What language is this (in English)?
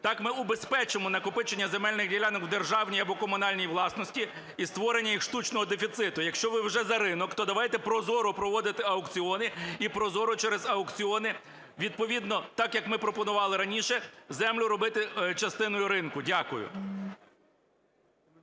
Ukrainian